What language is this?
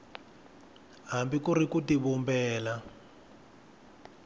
Tsonga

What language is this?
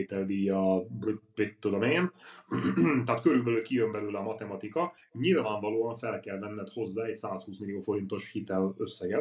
Hungarian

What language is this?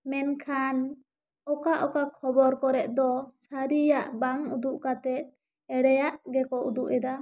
Santali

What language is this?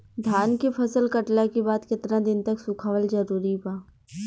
Bhojpuri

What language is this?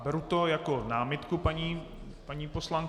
Czech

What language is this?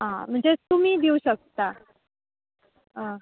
Konkani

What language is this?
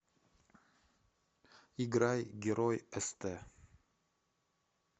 Russian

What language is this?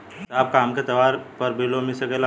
Bhojpuri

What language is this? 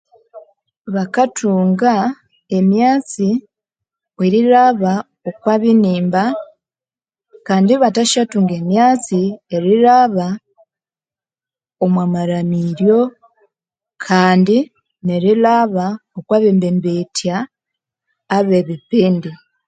Konzo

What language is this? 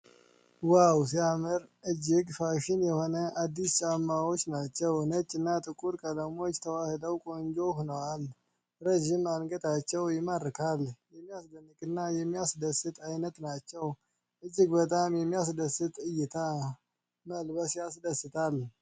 Amharic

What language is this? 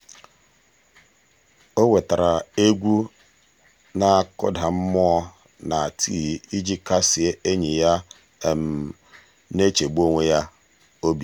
Igbo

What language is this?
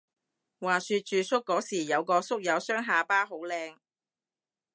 Cantonese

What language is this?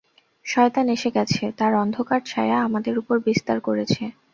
Bangla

